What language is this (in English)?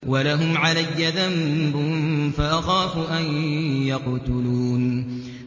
Arabic